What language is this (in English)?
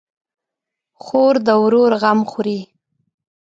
Pashto